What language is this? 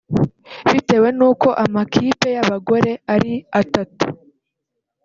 Kinyarwanda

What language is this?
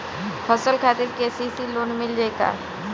Bhojpuri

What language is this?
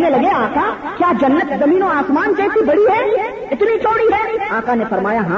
Urdu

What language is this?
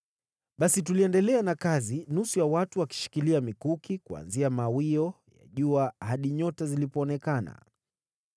Swahili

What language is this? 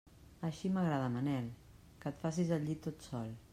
Catalan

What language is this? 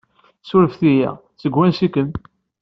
Kabyle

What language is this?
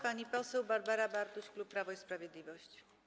Polish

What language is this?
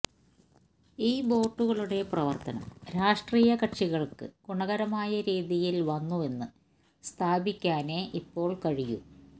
Malayalam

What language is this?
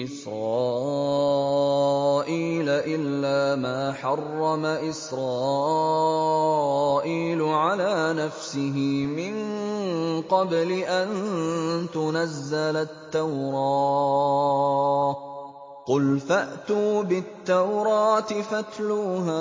Arabic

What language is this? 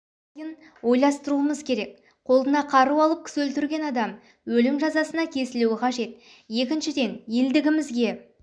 Kazakh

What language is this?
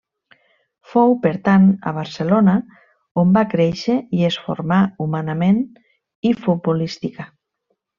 Catalan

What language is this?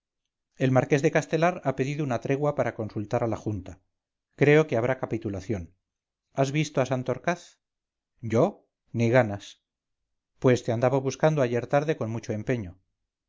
Spanish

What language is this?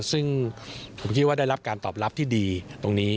Thai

